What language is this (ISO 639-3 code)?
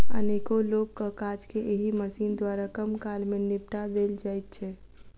mai